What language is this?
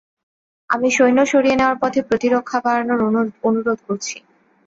Bangla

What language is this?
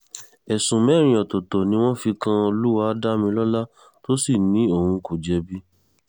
Yoruba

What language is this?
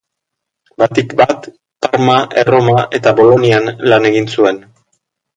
Basque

